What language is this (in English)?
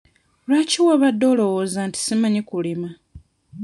Ganda